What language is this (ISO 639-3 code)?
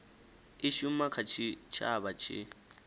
ven